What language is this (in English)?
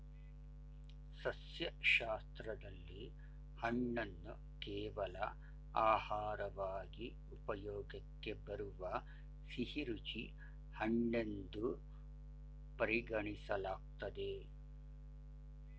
Kannada